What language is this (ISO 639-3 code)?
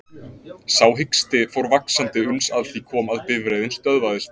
isl